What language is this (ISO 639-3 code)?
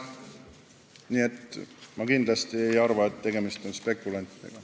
est